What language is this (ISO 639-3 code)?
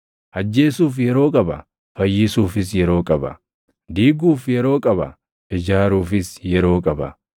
orm